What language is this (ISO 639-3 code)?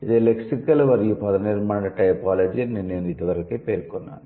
tel